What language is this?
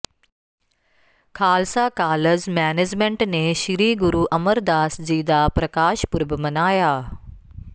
Punjabi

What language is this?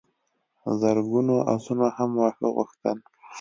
Pashto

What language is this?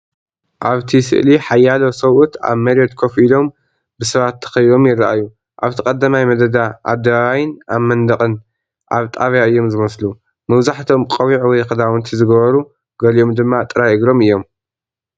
Tigrinya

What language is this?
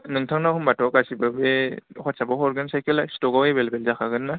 Bodo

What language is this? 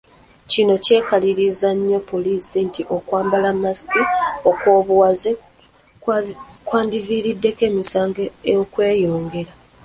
Ganda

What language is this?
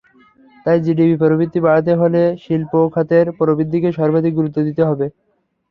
Bangla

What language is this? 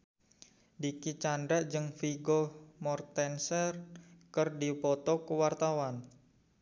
Sundanese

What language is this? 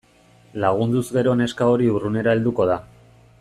Basque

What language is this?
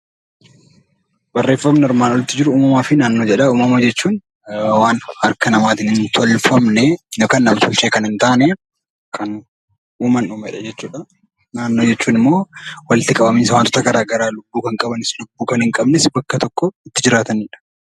Oromo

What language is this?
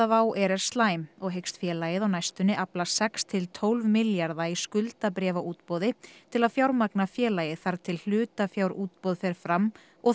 Icelandic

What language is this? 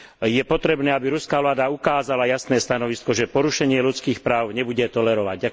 Slovak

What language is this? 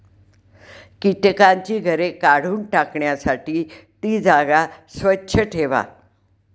Marathi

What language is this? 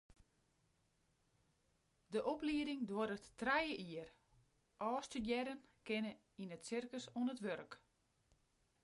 Western Frisian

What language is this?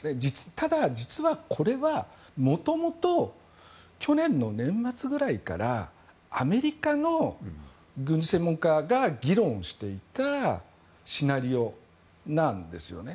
Japanese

